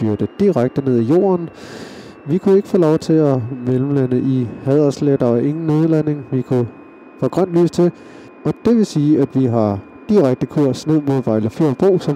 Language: Danish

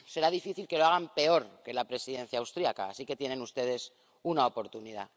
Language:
Spanish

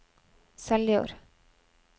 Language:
Norwegian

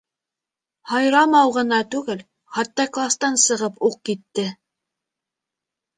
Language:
Bashkir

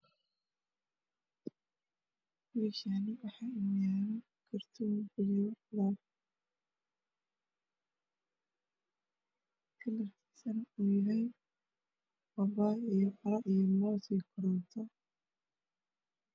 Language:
Somali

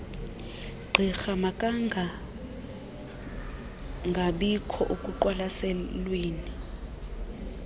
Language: Xhosa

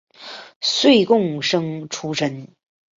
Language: Chinese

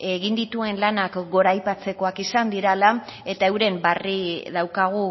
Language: Basque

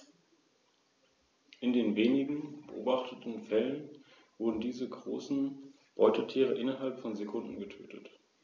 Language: German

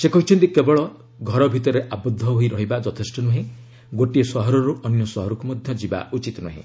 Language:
Odia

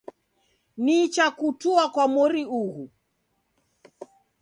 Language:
Taita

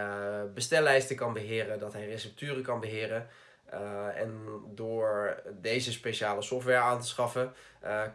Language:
Dutch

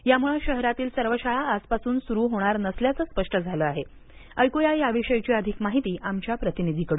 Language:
Marathi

